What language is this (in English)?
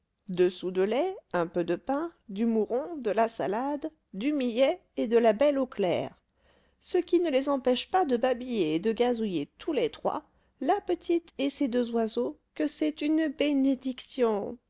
French